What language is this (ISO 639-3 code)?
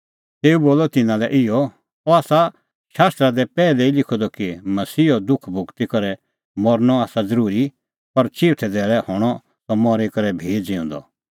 kfx